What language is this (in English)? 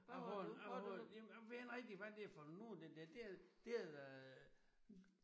Danish